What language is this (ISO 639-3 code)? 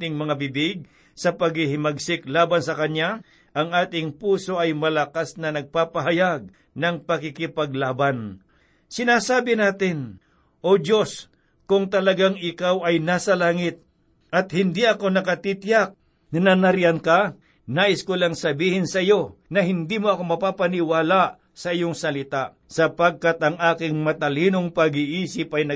fil